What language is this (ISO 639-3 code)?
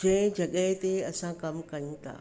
snd